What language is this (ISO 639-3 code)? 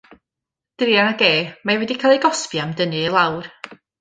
cym